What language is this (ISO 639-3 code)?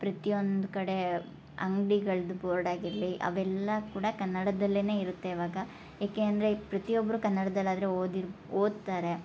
kan